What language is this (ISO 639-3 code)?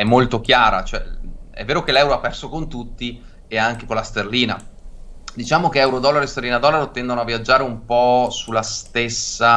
ita